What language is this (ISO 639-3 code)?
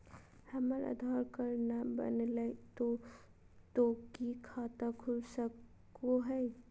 mag